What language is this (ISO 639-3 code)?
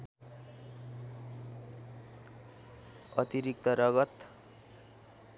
nep